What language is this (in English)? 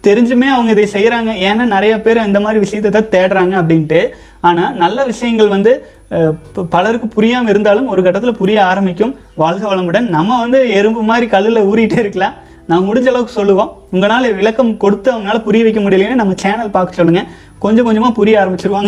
Tamil